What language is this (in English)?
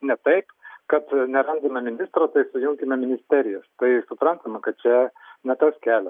Lithuanian